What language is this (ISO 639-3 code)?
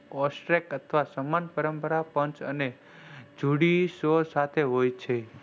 guj